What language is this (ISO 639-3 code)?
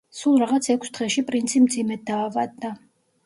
kat